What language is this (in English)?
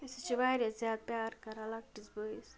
Kashmiri